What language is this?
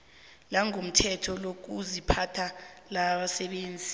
South Ndebele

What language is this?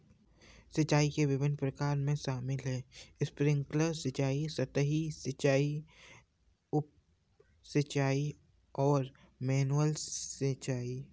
Hindi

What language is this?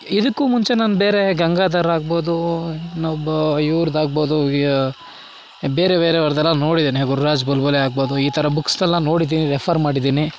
Kannada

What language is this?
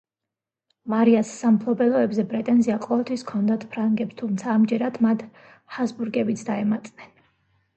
Georgian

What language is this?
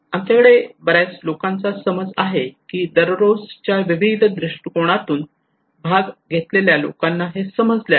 Marathi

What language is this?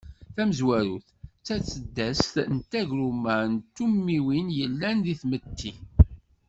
Kabyle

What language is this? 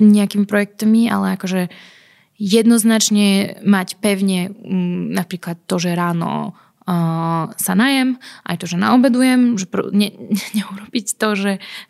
Slovak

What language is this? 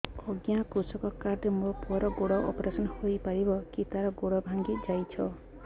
Odia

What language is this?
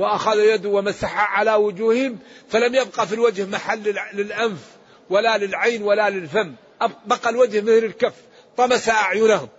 Arabic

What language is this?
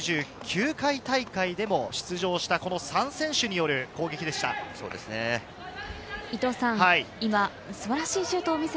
Japanese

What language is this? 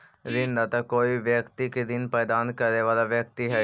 Magahi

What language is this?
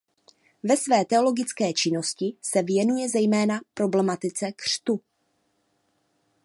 Czech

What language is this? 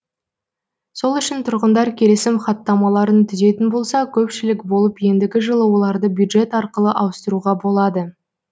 Kazakh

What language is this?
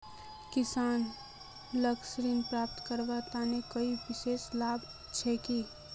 Magahi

